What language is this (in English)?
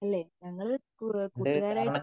Malayalam